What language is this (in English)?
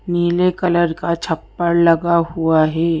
Hindi